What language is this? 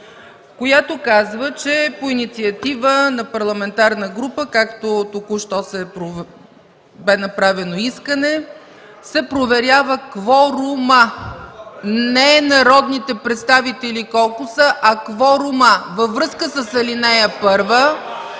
Bulgarian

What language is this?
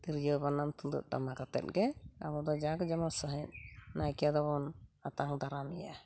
Santali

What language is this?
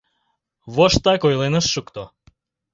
Mari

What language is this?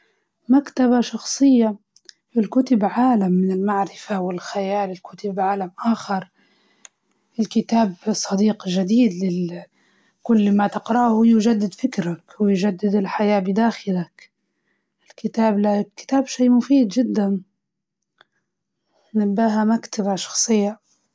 Libyan Arabic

